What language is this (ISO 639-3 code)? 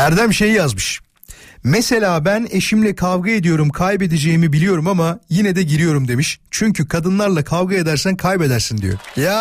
tur